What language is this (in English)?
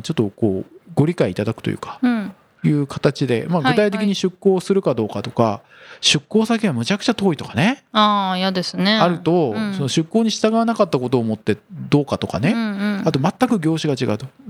Japanese